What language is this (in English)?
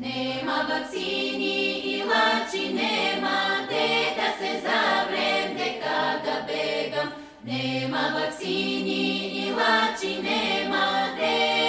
Bulgarian